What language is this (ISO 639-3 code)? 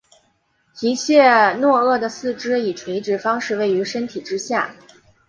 zho